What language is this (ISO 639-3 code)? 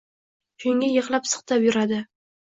uzb